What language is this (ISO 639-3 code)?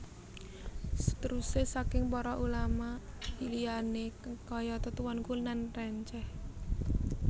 jav